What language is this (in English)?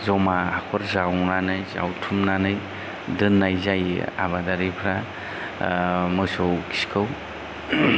Bodo